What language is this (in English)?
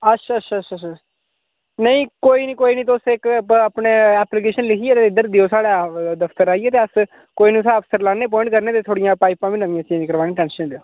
Dogri